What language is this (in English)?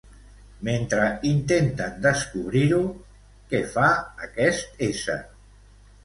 Catalan